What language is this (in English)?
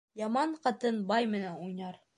Bashkir